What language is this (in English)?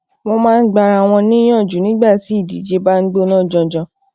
Yoruba